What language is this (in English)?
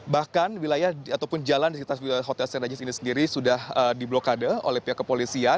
Indonesian